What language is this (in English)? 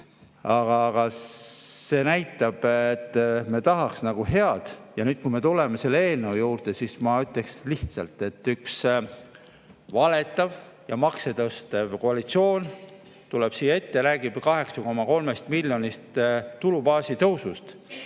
Estonian